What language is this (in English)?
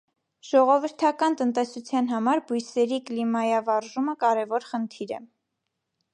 Armenian